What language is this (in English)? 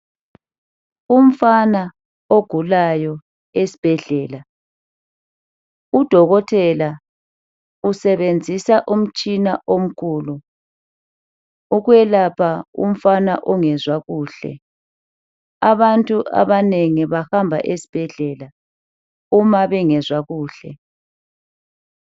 North Ndebele